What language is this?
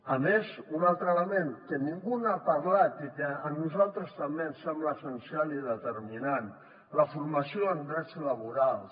Catalan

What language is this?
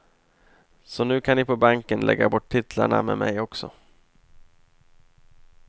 Swedish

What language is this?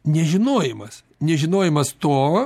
Lithuanian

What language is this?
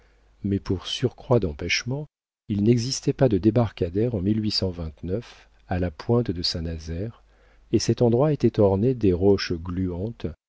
French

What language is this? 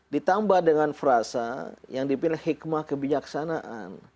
Indonesian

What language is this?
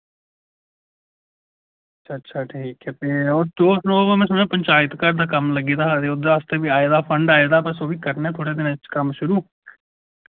Dogri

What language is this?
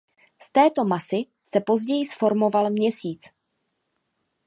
Czech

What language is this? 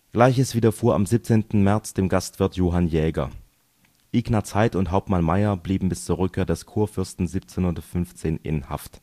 German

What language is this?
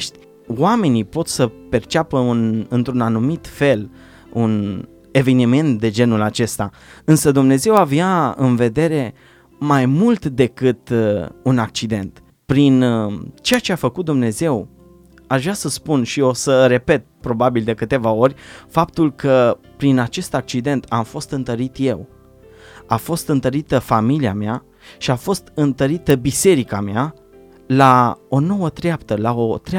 Romanian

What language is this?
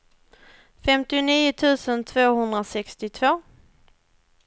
Swedish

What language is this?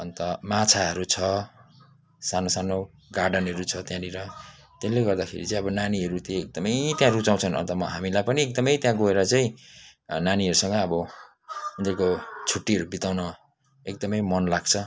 Nepali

